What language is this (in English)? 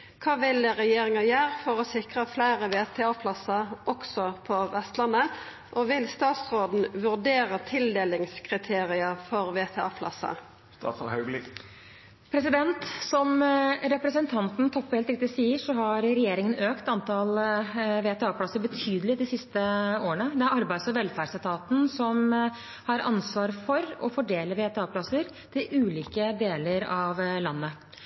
Norwegian